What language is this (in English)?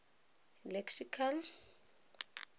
Tswana